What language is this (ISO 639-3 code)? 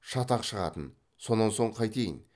kaz